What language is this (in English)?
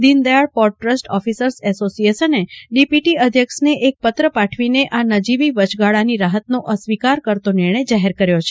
Gujarati